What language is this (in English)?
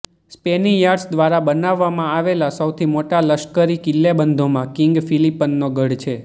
Gujarati